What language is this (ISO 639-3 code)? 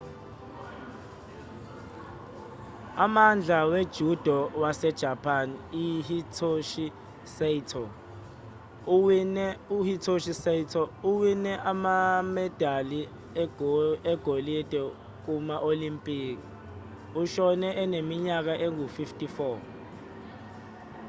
zul